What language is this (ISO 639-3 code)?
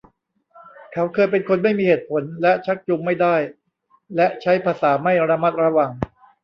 tha